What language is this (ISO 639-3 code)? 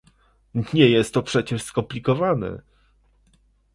pol